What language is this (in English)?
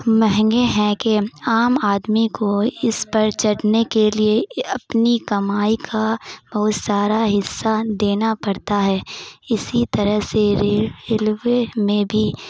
Urdu